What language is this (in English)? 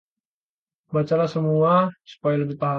Indonesian